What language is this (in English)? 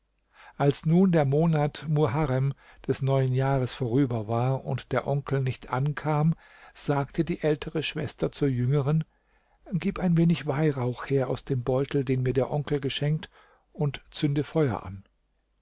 German